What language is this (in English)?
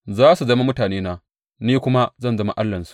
Hausa